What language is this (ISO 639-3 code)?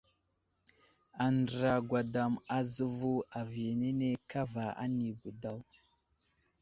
udl